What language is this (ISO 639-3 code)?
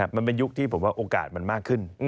tha